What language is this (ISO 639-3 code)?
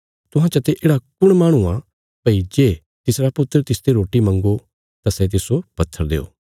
kfs